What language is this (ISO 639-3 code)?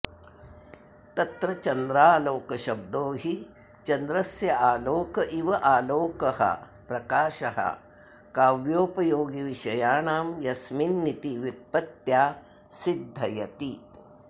san